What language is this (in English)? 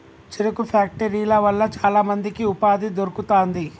Telugu